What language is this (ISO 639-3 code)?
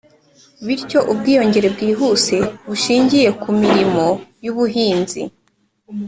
kin